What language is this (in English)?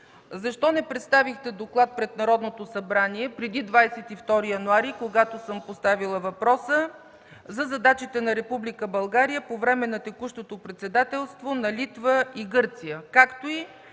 Bulgarian